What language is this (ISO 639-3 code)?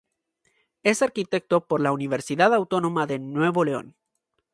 spa